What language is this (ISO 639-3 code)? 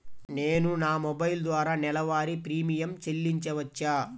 tel